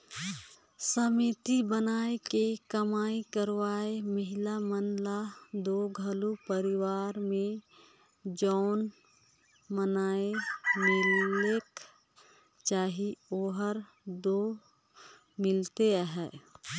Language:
Chhattisgarhi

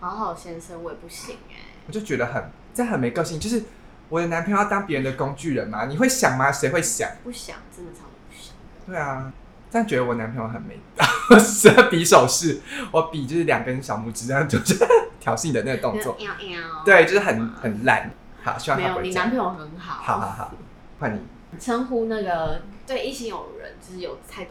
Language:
Chinese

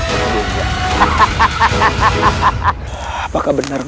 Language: Indonesian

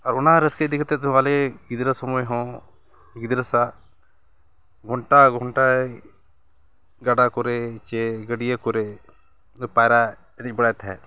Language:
Santali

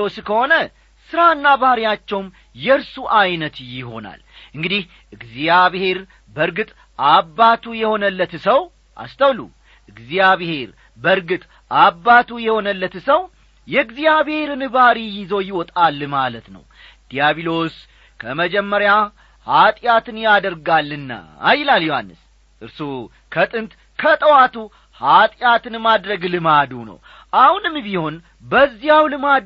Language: Amharic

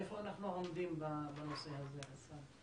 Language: Hebrew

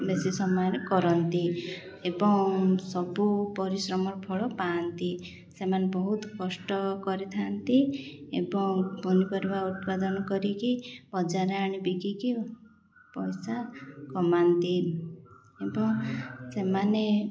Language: Odia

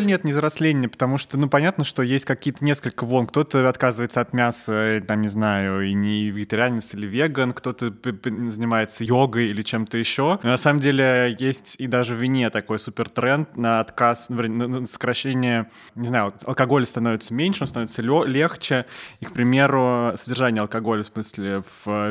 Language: Russian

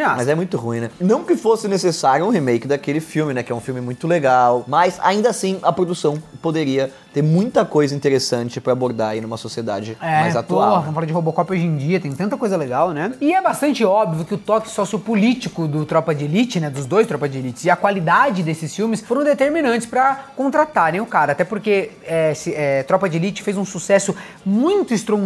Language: Portuguese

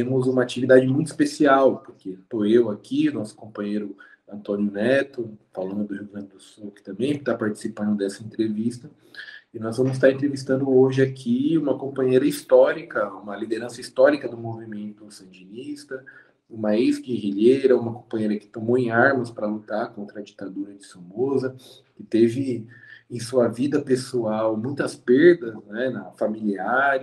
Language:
Spanish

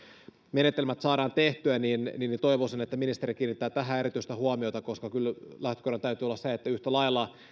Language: Finnish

